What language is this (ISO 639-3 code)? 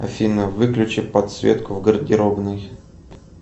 rus